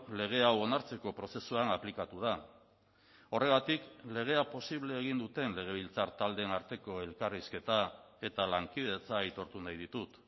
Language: Basque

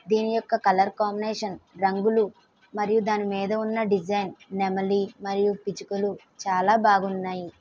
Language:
Telugu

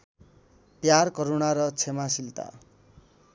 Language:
Nepali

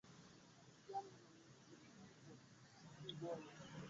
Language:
Swahili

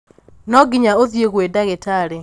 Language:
Kikuyu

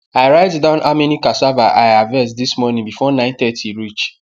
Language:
Nigerian Pidgin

